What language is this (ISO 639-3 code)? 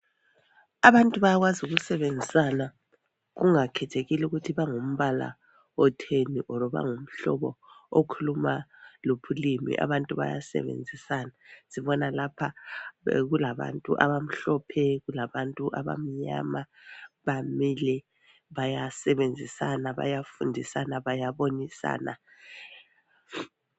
nde